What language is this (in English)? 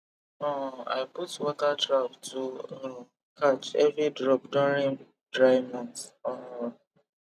Nigerian Pidgin